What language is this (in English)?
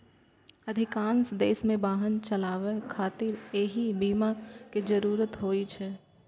Maithili